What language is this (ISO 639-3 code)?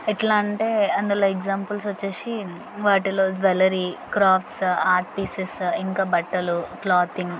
tel